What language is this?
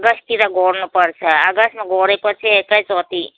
Nepali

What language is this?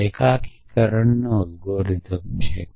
Gujarati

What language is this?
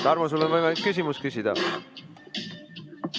Estonian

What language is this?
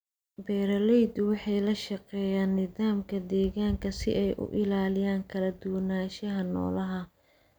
Somali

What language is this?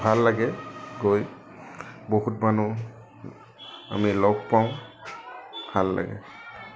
Assamese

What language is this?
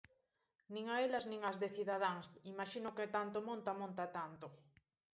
Galician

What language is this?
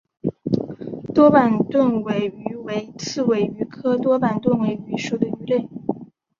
Chinese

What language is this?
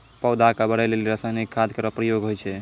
Maithili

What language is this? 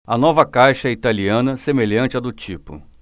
Portuguese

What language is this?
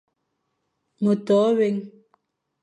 Fang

